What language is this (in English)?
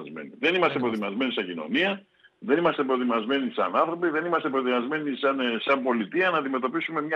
Greek